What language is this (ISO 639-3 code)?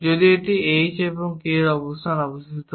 ben